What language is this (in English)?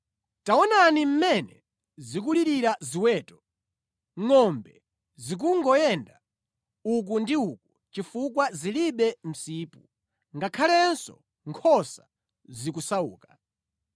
Nyanja